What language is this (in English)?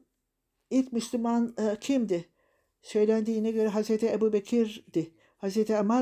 Turkish